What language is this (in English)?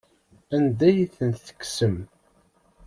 Kabyle